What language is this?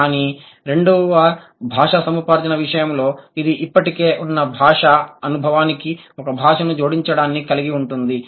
Telugu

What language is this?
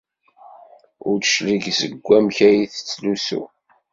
Kabyle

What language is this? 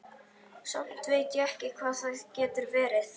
Icelandic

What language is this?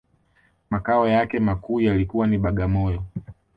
Swahili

